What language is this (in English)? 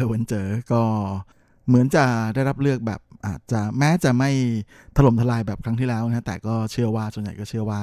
Thai